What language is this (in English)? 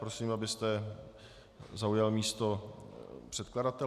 Czech